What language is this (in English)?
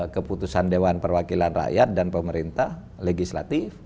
Indonesian